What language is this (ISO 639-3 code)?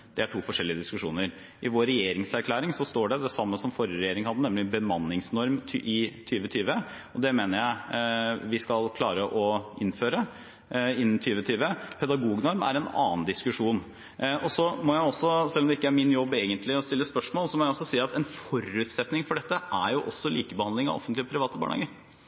nob